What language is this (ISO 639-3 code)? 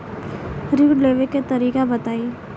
bho